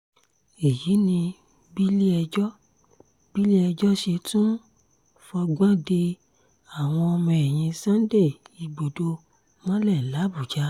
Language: Yoruba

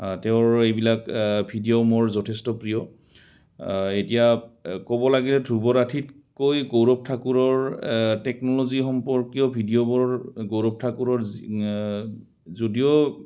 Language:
Assamese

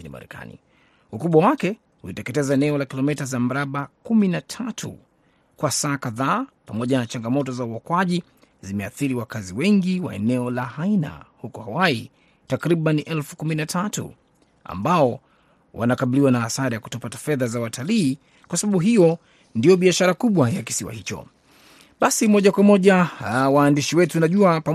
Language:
Swahili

